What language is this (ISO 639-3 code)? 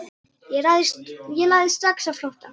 isl